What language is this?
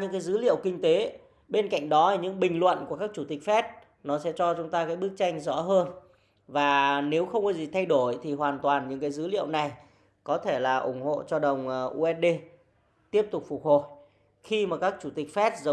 Vietnamese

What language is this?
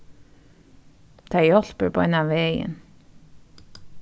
Faroese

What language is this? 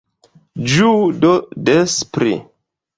Esperanto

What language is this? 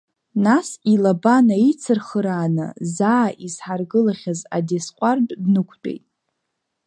Abkhazian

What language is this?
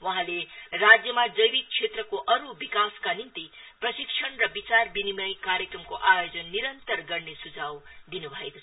Nepali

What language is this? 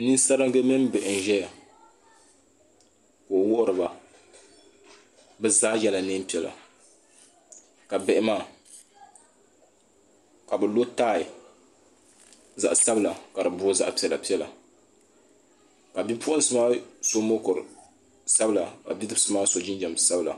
Dagbani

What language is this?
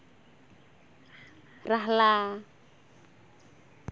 Santali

